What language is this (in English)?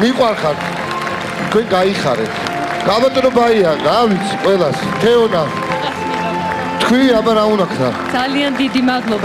Greek